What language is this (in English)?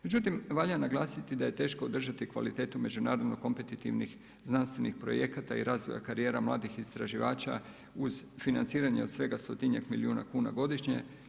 Croatian